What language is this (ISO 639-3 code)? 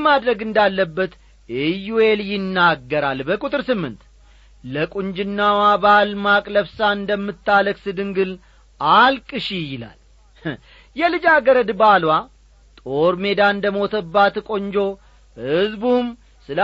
amh